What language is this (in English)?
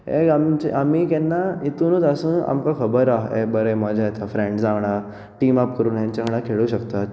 Konkani